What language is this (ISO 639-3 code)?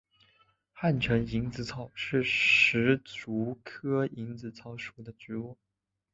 zho